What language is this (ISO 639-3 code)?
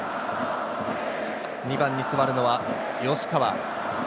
jpn